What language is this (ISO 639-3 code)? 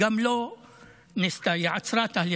heb